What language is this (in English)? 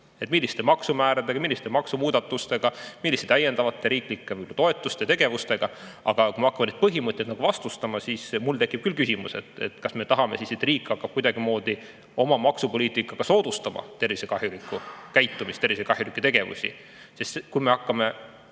Estonian